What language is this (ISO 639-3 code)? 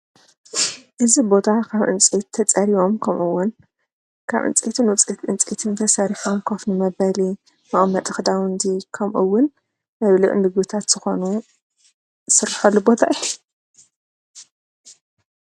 tir